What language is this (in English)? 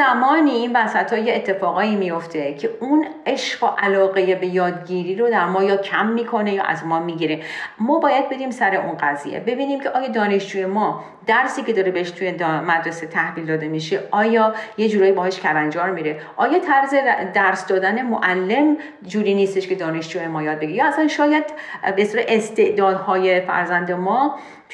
Persian